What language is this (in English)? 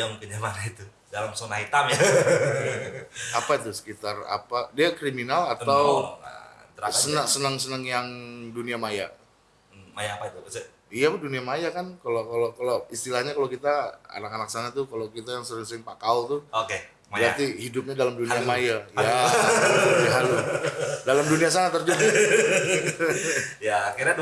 Indonesian